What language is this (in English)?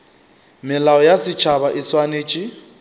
Northern Sotho